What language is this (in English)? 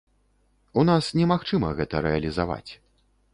Belarusian